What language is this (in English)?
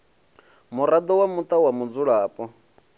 Venda